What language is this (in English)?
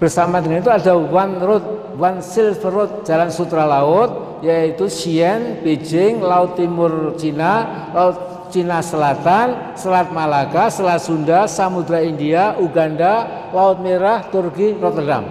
Indonesian